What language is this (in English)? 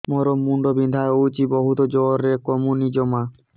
Odia